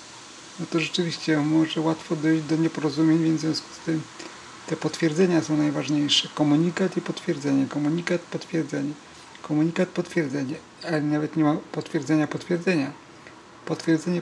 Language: Polish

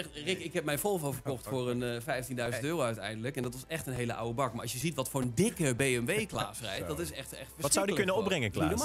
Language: Dutch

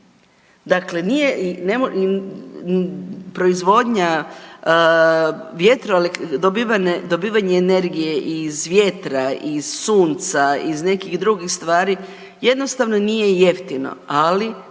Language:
Croatian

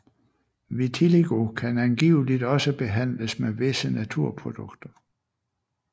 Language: Danish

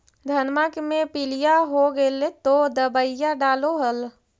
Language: Magahi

